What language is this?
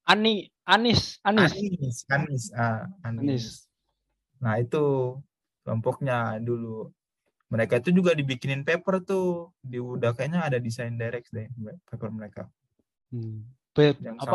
Indonesian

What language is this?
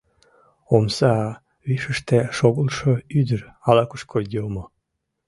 Mari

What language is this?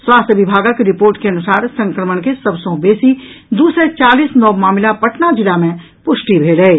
Maithili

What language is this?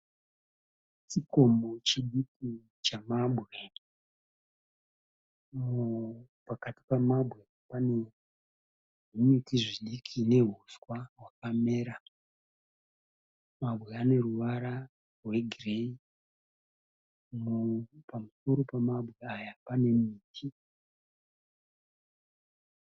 Shona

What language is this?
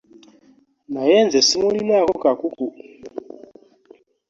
Ganda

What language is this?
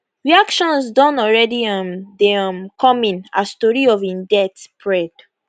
Nigerian Pidgin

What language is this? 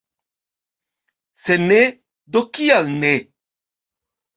Esperanto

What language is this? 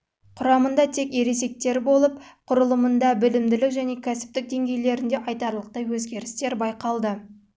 Kazakh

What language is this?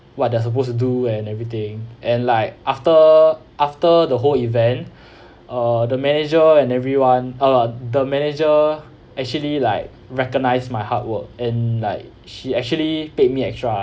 English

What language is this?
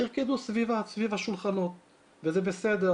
Hebrew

